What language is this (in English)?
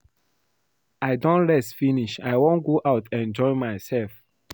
Nigerian Pidgin